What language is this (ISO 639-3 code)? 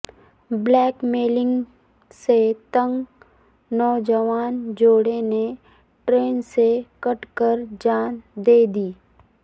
urd